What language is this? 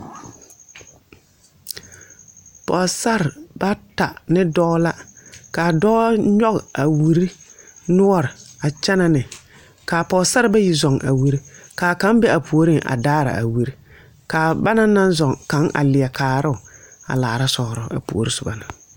Southern Dagaare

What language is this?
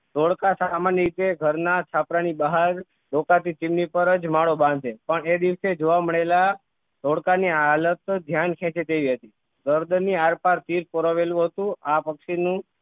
Gujarati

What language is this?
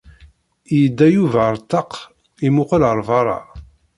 Kabyle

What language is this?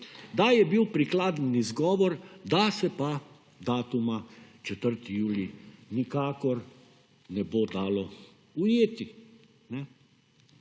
Slovenian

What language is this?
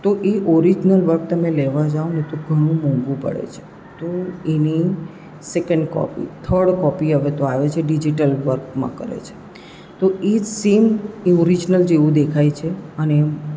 Gujarati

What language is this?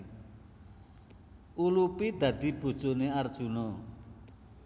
Javanese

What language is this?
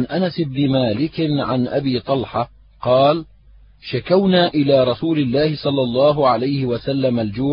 Arabic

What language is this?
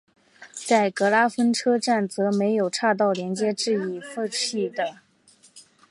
Chinese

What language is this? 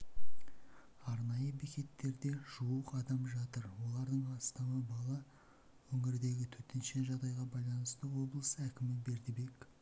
Kazakh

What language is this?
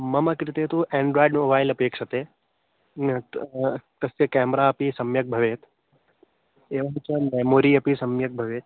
Sanskrit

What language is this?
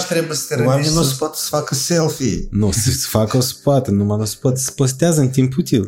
Romanian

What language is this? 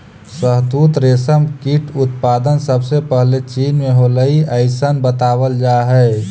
Magahi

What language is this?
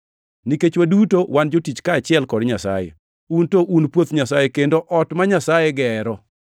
Luo (Kenya and Tanzania)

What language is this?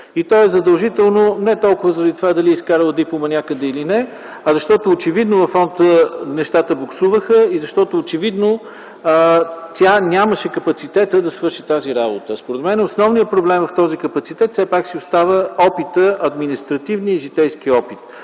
Bulgarian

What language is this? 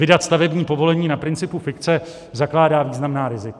Czech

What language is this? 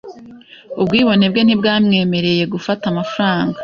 Kinyarwanda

